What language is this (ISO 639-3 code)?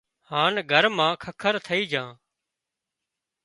kxp